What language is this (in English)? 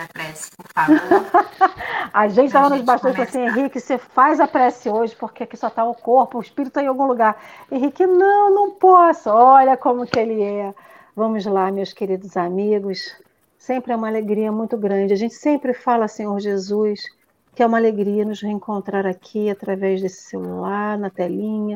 Portuguese